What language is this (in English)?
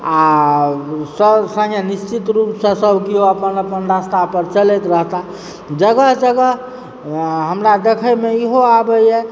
Maithili